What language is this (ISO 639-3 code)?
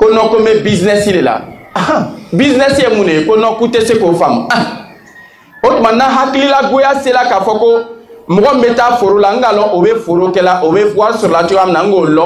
fra